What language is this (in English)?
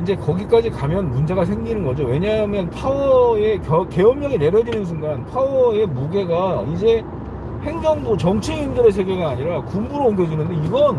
Korean